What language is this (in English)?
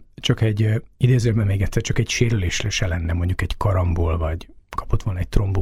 Hungarian